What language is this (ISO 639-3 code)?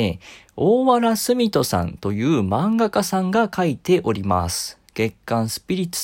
jpn